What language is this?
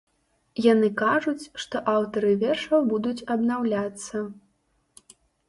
Belarusian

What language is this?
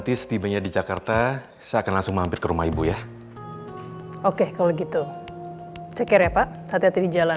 Indonesian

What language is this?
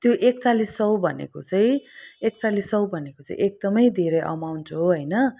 Nepali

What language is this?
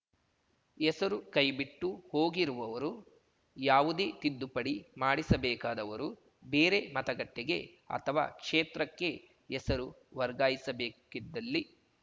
Kannada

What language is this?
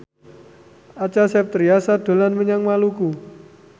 Javanese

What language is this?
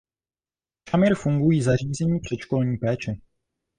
Czech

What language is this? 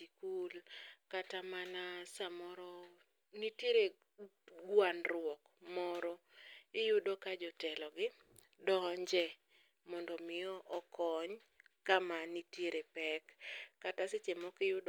Luo (Kenya and Tanzania)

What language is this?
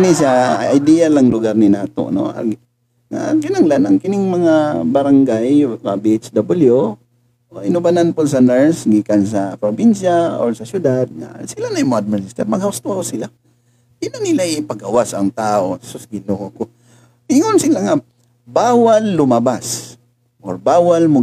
Filipino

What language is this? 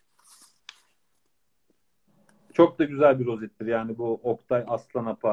Turkish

